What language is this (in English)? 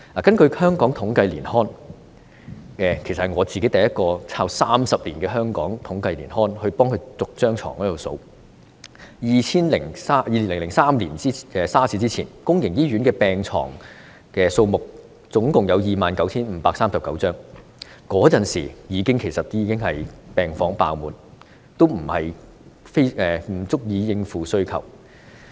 Cantonese